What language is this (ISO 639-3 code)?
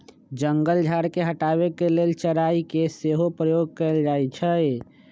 mag